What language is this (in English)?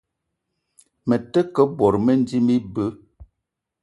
Eton (Cameroon)